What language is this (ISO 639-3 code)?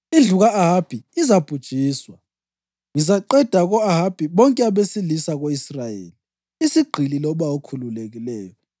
nde